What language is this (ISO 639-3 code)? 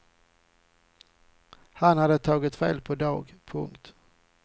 swe